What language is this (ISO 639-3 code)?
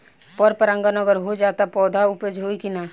bho